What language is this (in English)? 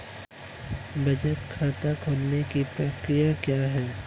Hindi